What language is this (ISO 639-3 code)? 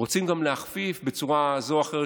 heb